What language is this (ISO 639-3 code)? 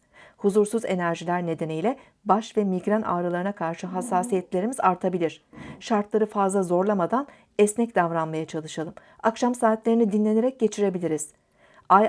tur